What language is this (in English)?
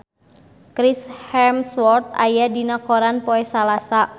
Sundanese